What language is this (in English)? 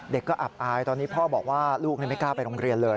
Thai